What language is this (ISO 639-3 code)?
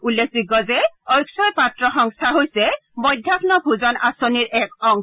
asm